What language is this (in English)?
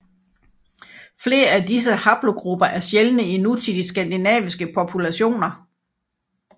Danish